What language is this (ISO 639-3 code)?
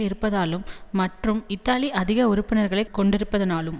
tam